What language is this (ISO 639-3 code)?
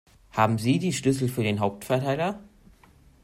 deu